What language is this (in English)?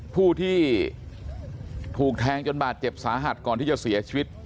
Thai